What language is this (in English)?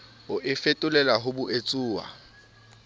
Southern Sotho